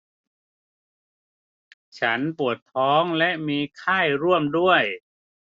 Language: Thai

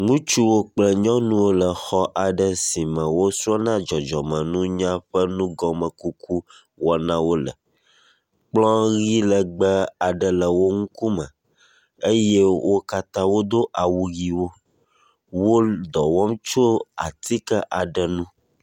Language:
Ewe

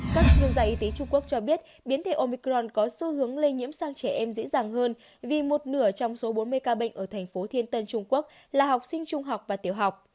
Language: Vietnamese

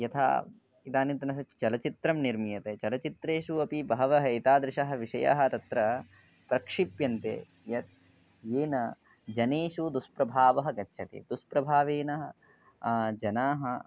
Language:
Sanskrit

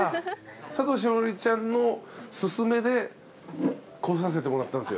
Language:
Japanese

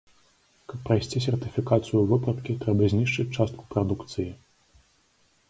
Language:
Belarusian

